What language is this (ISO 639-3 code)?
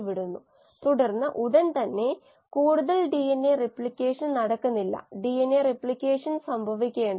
mal